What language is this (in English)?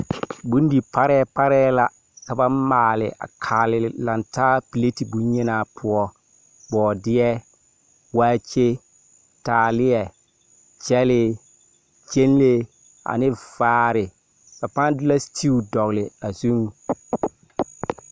Southern Dagaare